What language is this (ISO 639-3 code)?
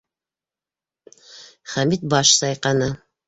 bak